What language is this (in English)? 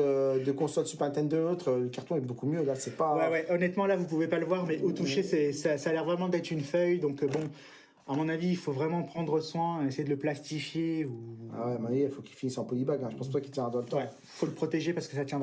French